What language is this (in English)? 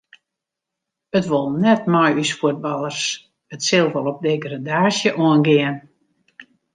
Western Frisian